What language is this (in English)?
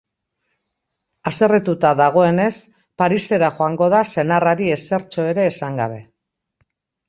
Basque